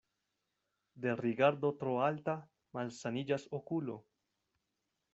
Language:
Esperanto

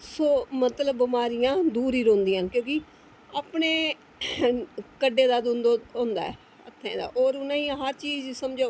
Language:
Dogri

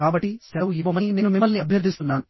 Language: Telugu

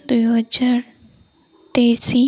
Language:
Odia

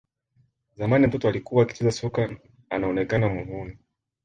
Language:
Swahili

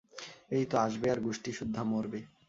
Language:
Bangla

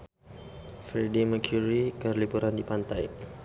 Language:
Sundanese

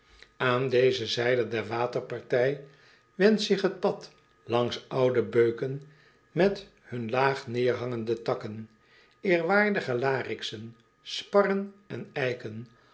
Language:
Dutch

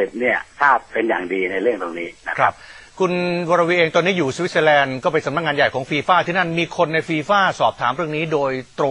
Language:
Thai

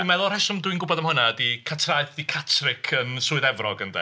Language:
Welsh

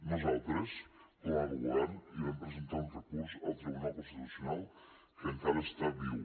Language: Catalan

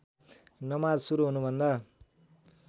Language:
Nepali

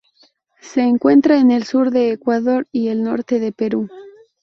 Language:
Spanish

